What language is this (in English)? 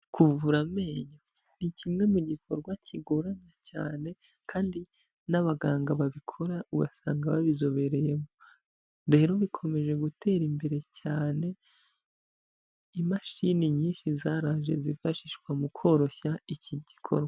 Kinyarwanda